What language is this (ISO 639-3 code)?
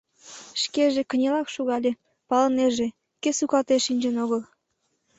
chm